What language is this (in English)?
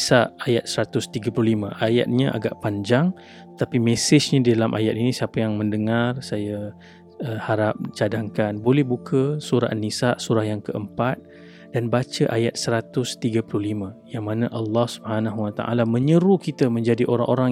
Malay